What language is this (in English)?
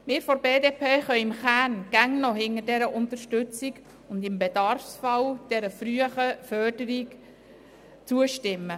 Swiss German